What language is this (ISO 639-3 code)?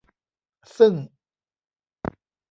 tha